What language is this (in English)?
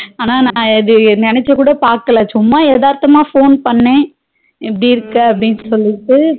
Tamil